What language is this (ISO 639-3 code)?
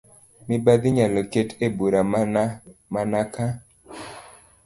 luo